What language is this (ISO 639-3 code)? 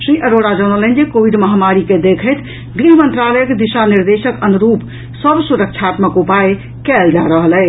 mai